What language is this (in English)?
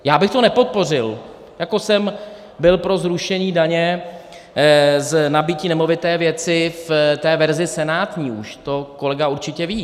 Czech